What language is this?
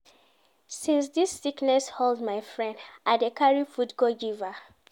Nigerian Pidgin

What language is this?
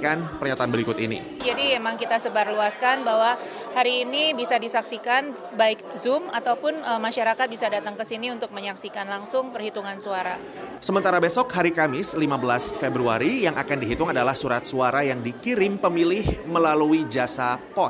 Indonesian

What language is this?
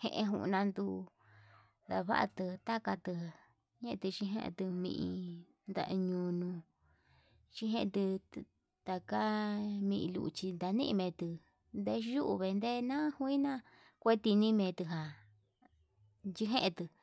Yutanduchi Mixtec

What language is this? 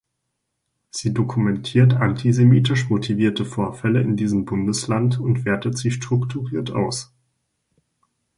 German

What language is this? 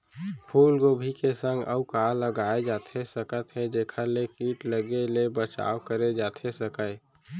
Chhattisgarhi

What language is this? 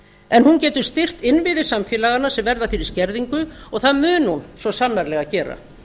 Icelandic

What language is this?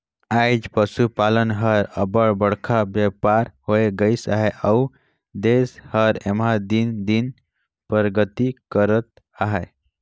Chhattisgarhi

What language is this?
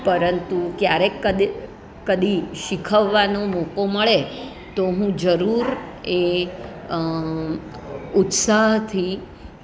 Gujarati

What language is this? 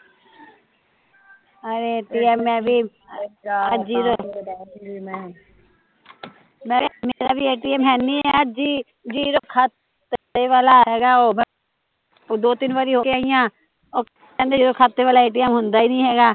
Punjabi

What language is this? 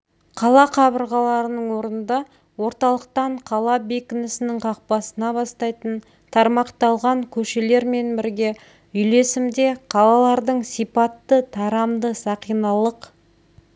Kazakh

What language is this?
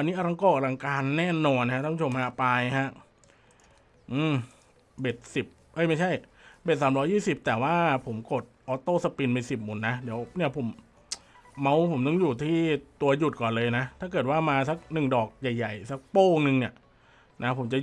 Thai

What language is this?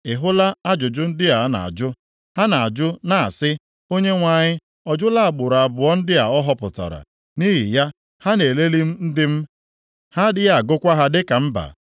Igbo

